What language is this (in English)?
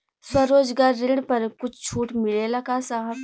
Bhojpuri